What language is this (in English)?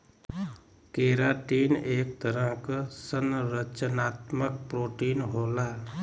Bhojpuri